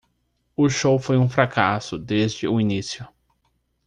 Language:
Portuguese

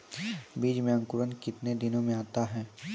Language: Maithili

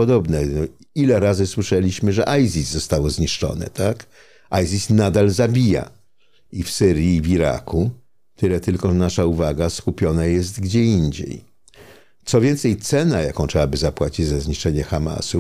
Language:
Polish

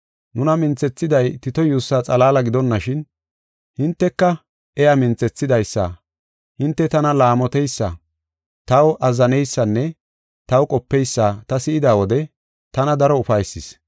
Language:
Gofa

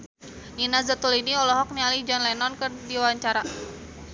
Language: Sundanese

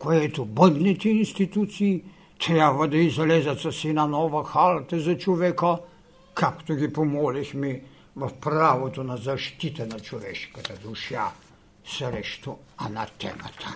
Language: Bulgarian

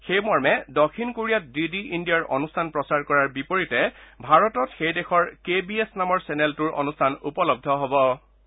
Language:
Assamese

